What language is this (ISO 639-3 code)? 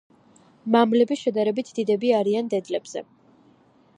kat